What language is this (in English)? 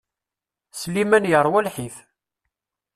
Kabyle